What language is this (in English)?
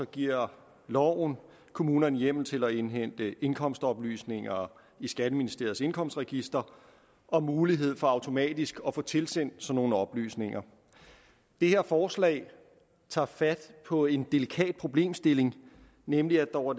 Danish